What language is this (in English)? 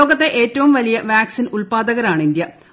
Malayalam